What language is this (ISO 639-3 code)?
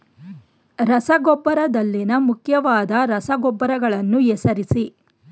kan